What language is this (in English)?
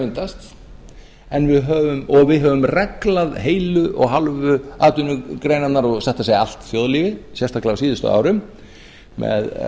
Icelandic